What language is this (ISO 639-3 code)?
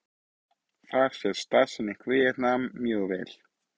isl